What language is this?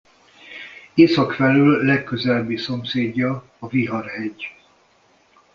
Hungarian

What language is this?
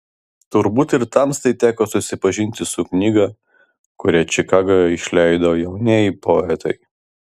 Lithuanian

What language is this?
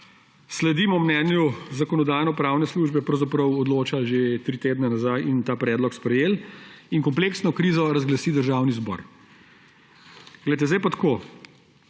Slovenian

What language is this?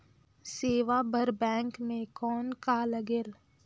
Chhattisgarhi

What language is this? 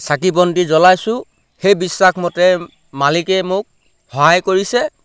Assamese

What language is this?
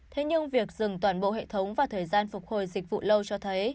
Vietnamese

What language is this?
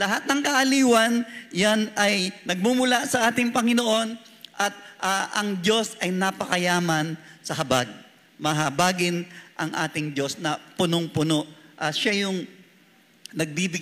Filipino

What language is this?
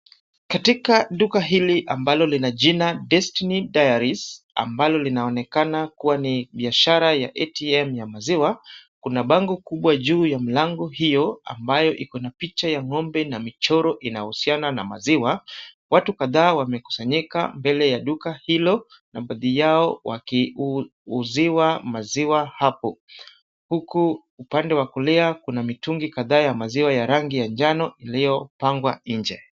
Swahili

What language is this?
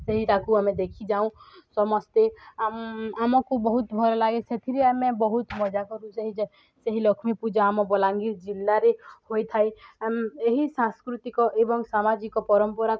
Odia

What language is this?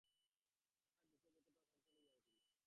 Bangla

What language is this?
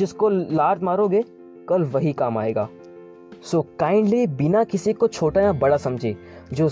Hindi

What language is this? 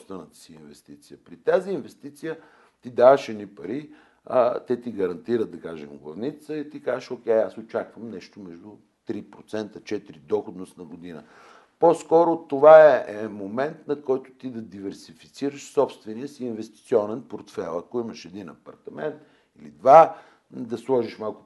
Bulgarian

